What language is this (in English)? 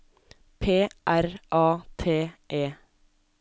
Norwegian